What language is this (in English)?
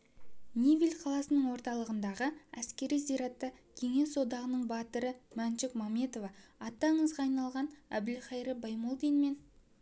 Kazakh